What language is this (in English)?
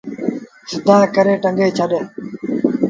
Sindhi Bhil